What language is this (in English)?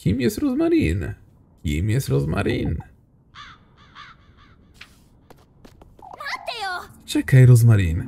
Polish